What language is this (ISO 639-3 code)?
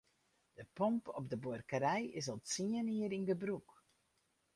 fry